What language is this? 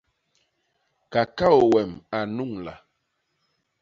Basaa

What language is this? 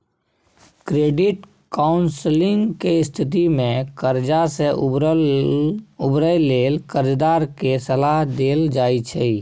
Maithili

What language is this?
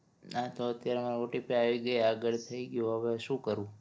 Gujarati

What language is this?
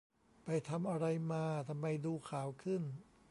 Thai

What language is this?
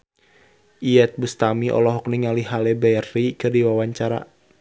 Sundanese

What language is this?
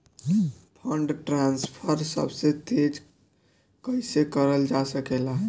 Bhojpuri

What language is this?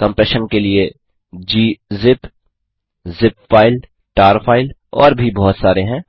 Hindi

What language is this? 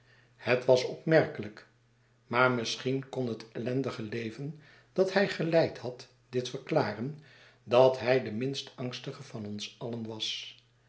Dutch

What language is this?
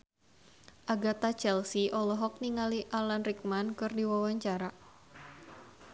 Sundanese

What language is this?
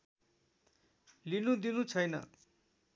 Nepali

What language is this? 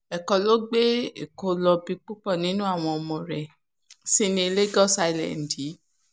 Yoruba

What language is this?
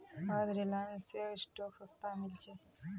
Magahi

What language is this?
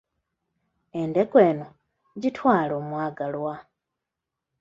Ganda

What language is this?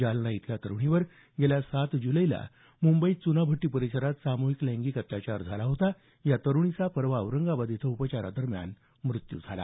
Marathi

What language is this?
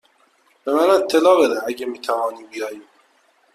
Persian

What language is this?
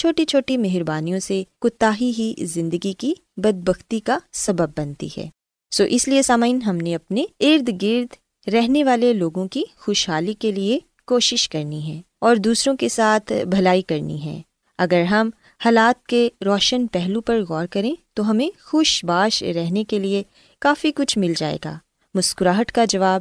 Urdu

